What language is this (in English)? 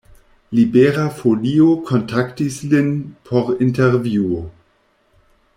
Esperanto